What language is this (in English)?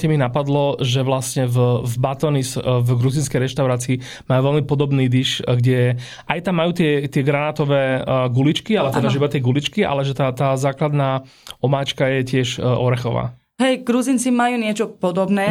Slovak